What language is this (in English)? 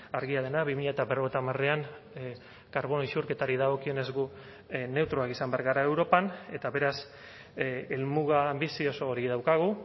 Basque